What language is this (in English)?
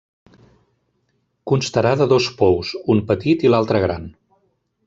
Catalan